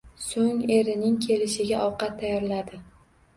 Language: Uzbek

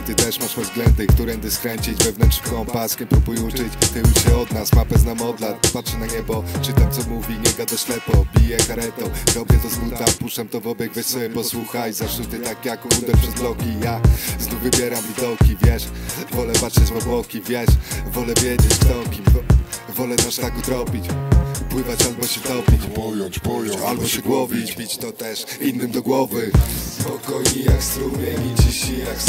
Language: Polish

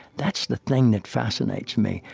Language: English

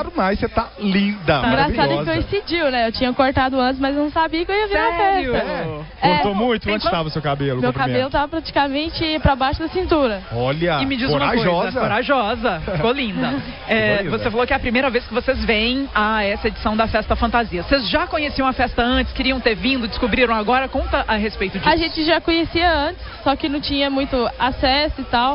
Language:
Portuguese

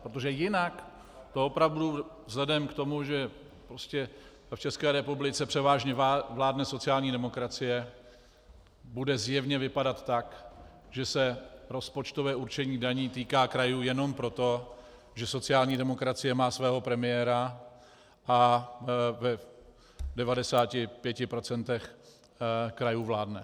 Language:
Czech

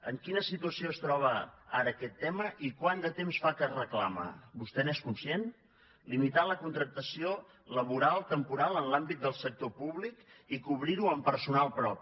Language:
Catalan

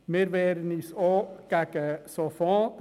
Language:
Swiss German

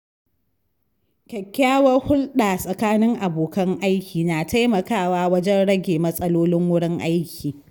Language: Hausa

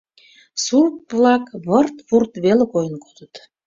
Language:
Mari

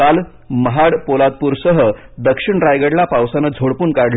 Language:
Marathi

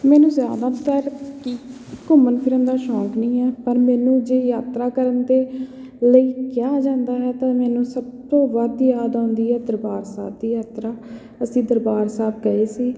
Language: Punjabi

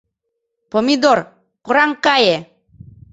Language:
Mari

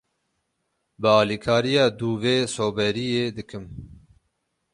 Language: Kurdish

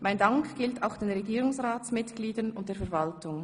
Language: Swiss German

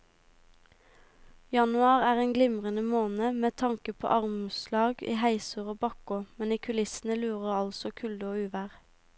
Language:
Norwegian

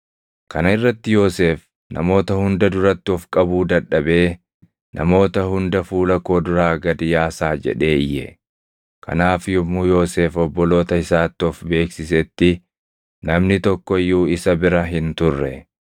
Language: Oromo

